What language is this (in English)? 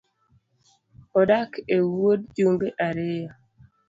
Luo (Kenya and Tanzania)